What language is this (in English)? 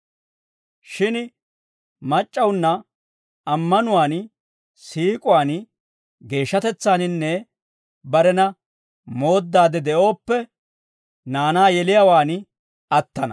Dawro